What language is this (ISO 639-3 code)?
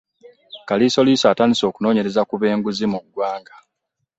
lug